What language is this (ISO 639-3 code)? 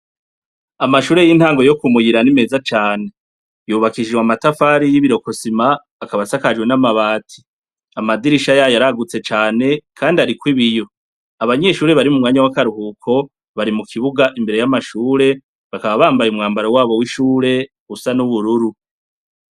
run